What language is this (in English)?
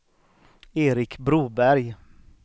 Swedish